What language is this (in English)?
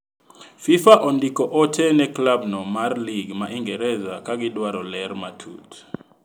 Luo (Kenya and Tanzania)